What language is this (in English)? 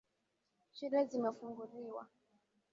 Swahili